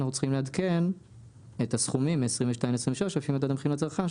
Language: Hebrew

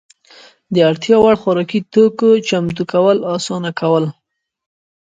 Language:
Pashto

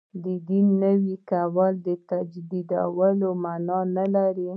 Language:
Pashto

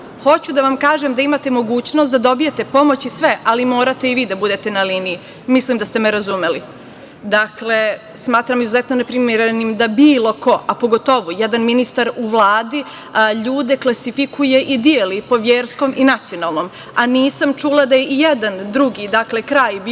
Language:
Serbian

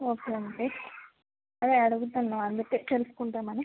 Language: Telugu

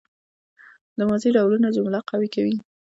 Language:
Pashto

